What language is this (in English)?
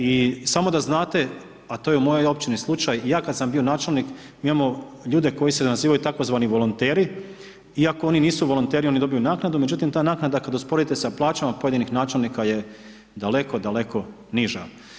Croatian